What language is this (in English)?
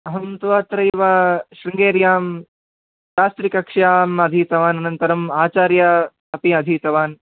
Sanskrit